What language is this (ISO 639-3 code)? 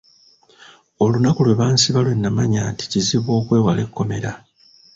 lug